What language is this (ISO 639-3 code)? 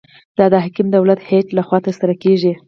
pus